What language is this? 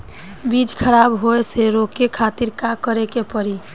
Bhojpuri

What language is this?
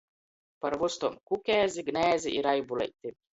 Latgalian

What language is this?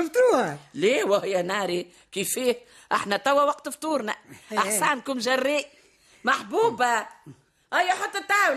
Arabic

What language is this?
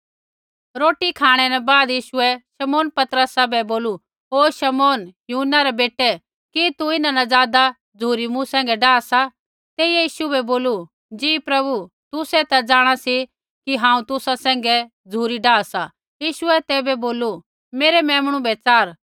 Kullu Pahari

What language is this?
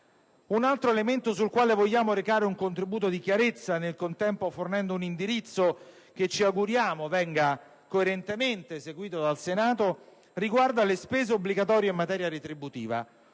Italian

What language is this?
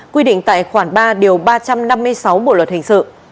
Vietnamese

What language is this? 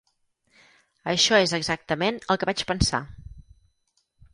Catalan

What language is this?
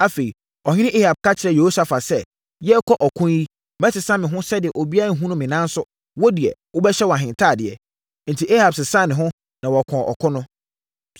Akan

